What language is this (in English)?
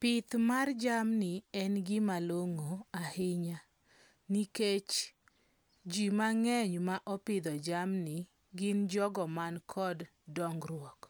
Luo (Kenya and Tanzania)